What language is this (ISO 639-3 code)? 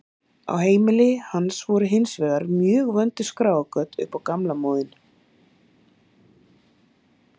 isl